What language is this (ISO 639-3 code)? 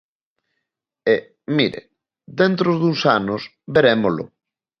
glg